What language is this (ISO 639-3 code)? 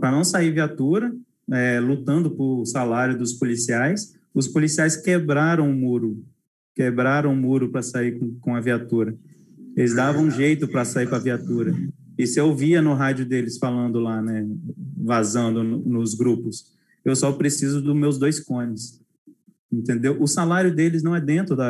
por